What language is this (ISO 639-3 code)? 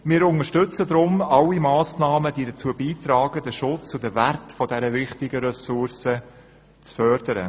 gsw